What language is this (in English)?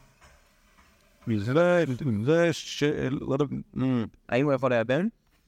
Hebrew